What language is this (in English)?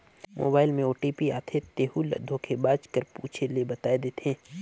Chhattisgarhi